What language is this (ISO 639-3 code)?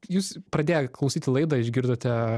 lit